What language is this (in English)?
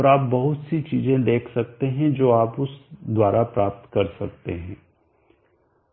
Hindi